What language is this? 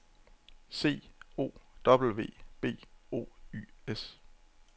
Danish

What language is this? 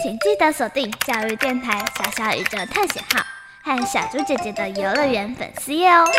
Chinese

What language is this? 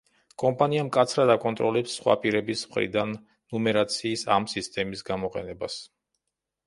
Georgian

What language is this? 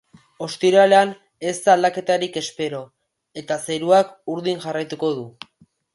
Basque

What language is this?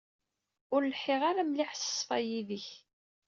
Kabyle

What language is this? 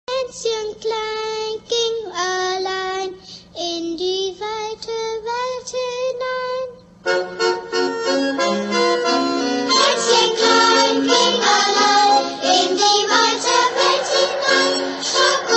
Hindi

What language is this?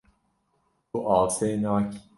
Kurdish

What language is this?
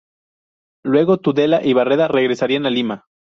Spanish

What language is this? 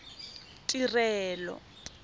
Tswana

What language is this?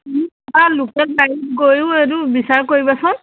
Assamese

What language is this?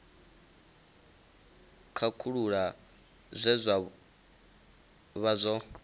Venda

